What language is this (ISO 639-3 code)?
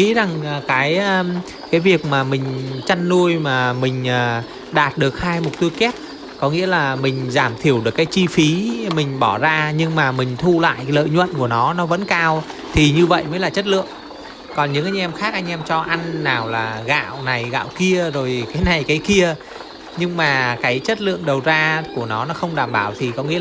vie